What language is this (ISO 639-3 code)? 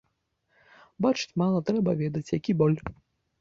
bel